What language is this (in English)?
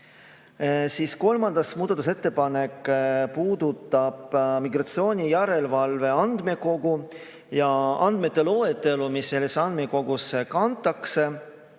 Estonian